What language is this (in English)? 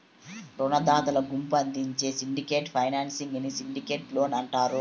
Telugu